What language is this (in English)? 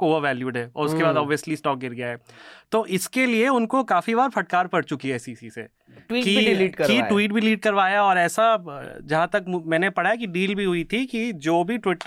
Hindi